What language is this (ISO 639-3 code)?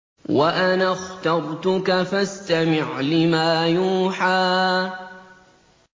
ara